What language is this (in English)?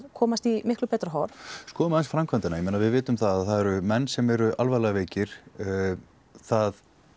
Icelandic